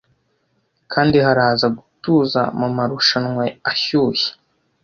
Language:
Kinyarwanda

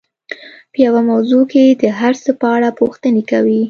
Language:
Pashto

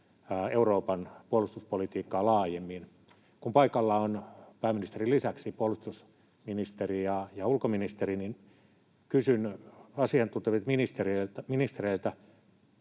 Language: Finnish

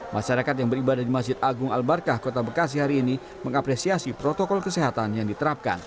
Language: Indonesian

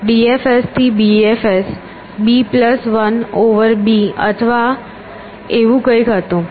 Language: Gujarati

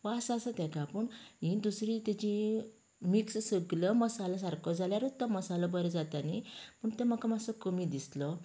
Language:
Konkani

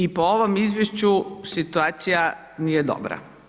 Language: Croatian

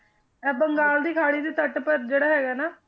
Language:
Punjabi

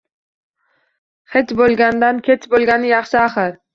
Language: Uzbek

